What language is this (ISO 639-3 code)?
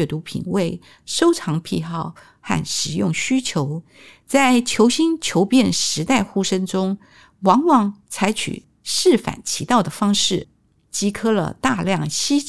zho